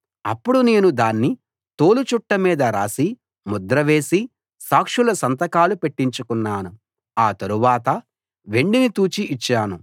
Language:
Telugu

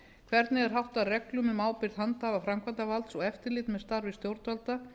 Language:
Icelandic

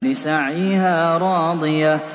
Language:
Arabic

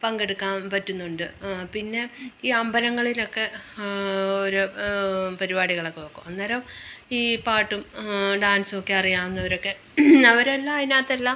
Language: Malayalam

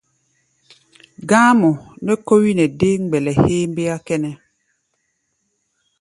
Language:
Gbaya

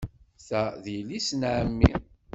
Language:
Kabyle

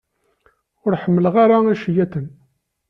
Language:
Kabyle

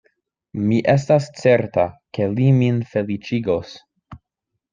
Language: Esperanto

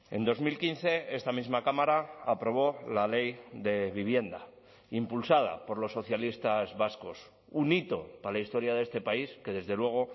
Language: Spanish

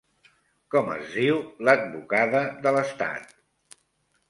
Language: Catalan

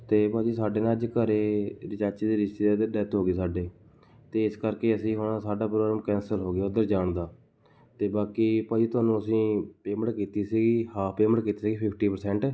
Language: Punjabi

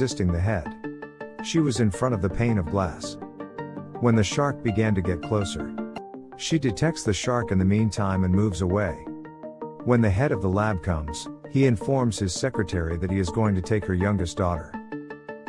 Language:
English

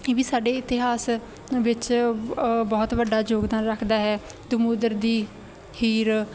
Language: Punjabi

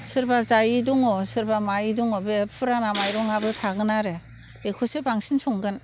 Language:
Bodo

